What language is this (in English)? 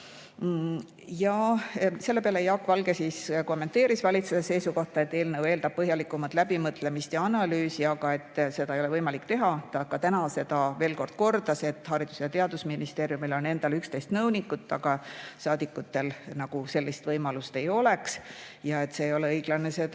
Estonian